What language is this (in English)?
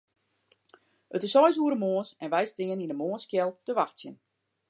Western Frisian